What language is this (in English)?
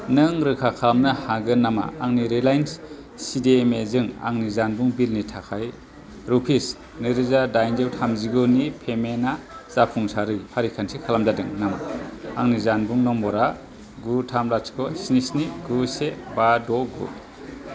Bodo